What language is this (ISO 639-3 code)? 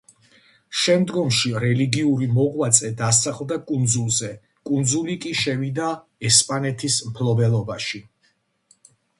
kat